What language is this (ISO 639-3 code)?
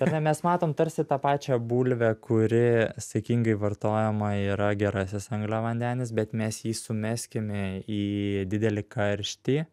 lit